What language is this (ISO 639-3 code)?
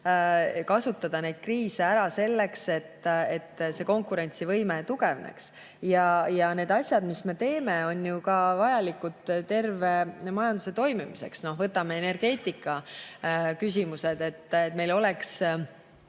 est